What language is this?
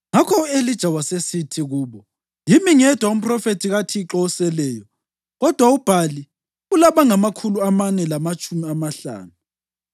North Ndebele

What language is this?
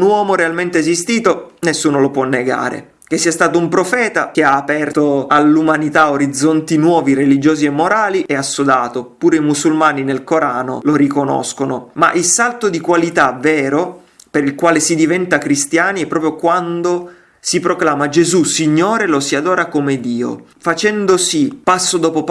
Italian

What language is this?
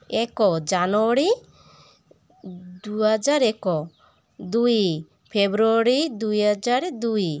Odia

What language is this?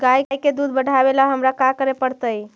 Magahi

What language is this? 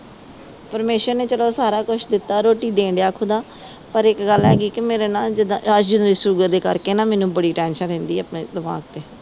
Punjabi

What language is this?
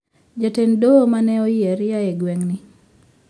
Luo (Kenya and Tanzania)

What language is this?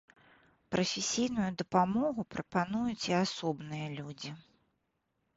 Belarusian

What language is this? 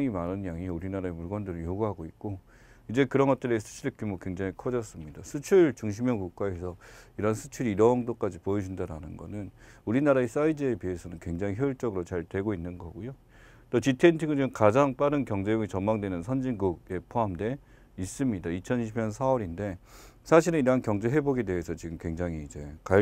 Korean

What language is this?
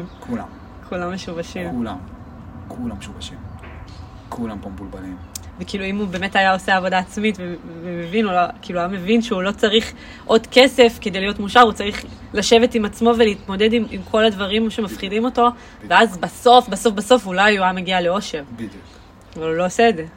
Hebrew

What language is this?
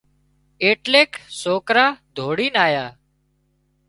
Wadiyara Koli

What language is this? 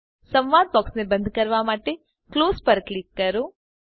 Gujarati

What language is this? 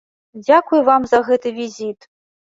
Belarusian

